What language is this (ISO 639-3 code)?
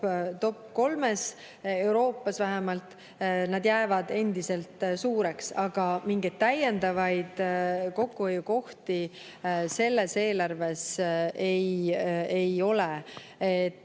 est